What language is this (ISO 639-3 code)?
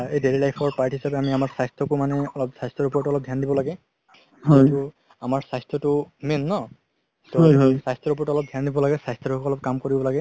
asm